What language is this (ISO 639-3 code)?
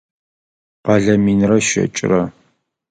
ady